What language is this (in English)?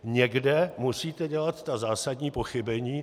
Czech